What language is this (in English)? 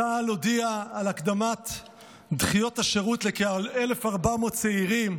Hebrew